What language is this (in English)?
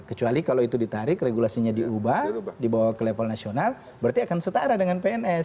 Indonesian